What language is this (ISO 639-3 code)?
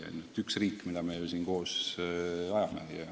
est